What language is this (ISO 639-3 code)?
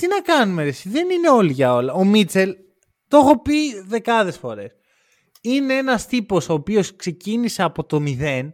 ell